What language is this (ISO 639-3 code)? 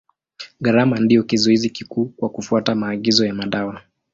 swa